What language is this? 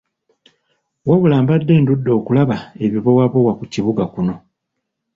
Ganda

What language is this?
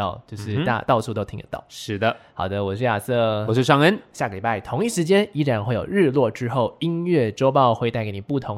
Chinese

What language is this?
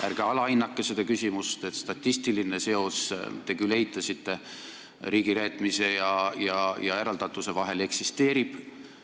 Estonian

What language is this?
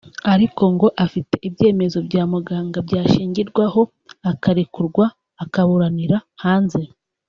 Kinyarwanda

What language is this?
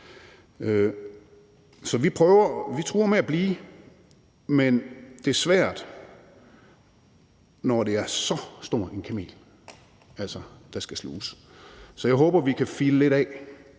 Danish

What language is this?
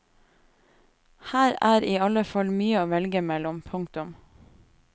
Norwegian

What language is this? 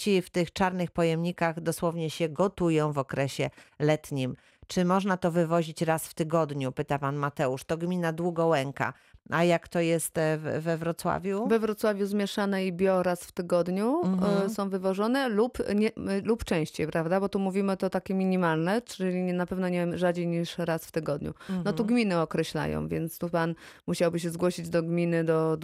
Polish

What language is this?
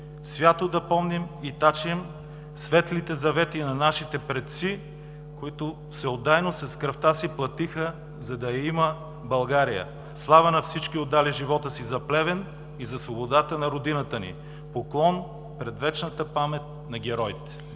Bulgarian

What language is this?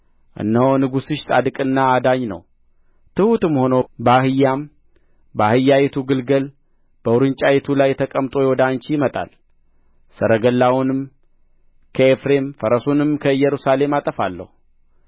Amharic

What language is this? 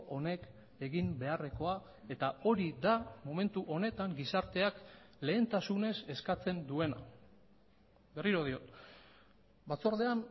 Basque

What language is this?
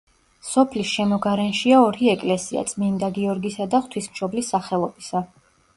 Georgian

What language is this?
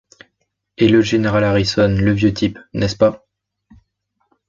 French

